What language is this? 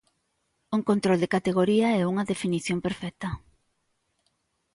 Galician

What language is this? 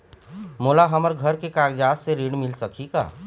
Chhattisgarhi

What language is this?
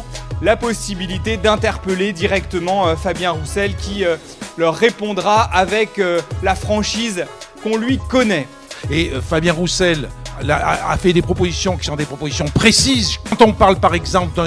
French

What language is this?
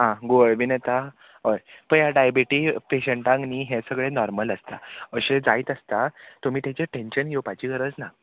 Konkani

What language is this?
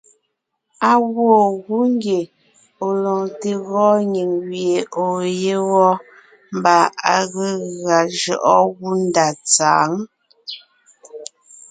Ngiemboon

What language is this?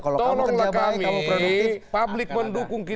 Indonesian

